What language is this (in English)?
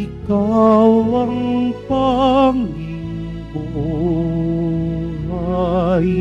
Filipino